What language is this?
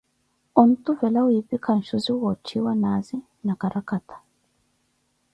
Koti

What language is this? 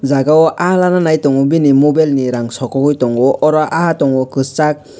Kok Borok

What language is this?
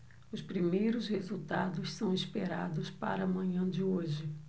Portuguese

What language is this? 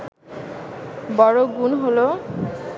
Bangla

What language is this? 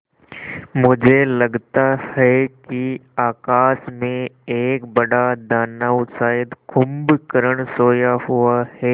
Hindi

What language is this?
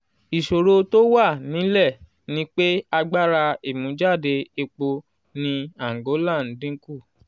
Yoruba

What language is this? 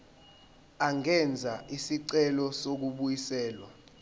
Zulu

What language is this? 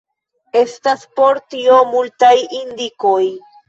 Esperanto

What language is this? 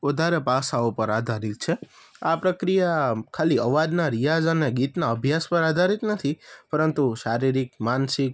Gujarati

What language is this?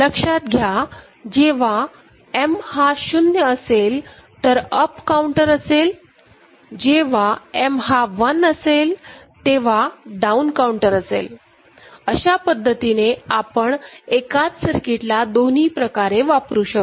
Marathi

